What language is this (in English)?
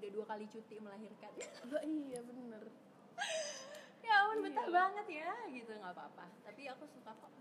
Indonesian